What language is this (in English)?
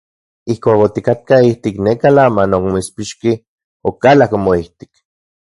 Central Puebla Nahuatl